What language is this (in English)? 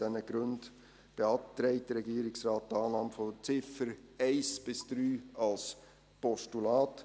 Swiss German